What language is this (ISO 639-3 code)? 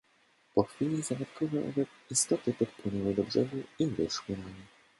pol